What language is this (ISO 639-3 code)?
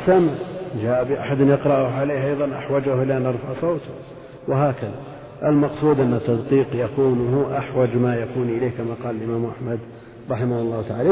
ara